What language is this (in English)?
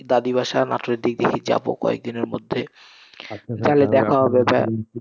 Bangla